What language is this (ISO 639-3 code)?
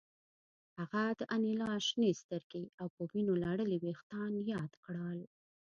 pus